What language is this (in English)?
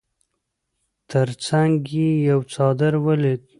Pashto